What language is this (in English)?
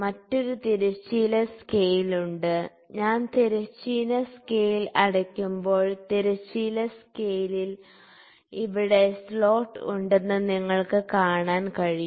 Malayalam